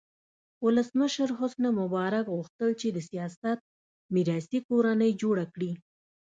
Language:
Pashto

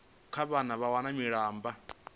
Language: Venda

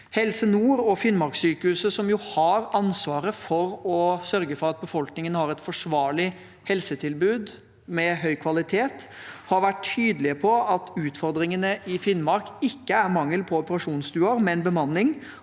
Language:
Norwegian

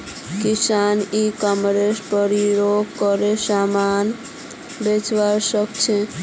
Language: Magahi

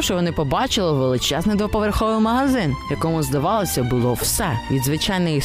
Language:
Ukrainian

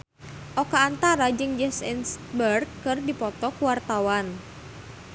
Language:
Sundanese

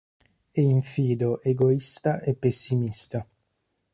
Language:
Italian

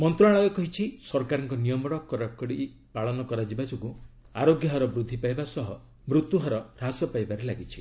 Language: Odia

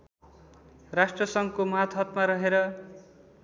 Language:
Nepali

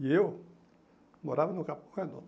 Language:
Portuguese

